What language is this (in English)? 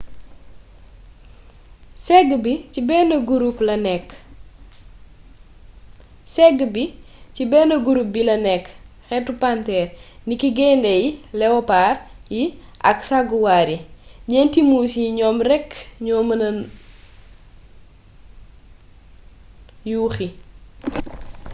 Wolof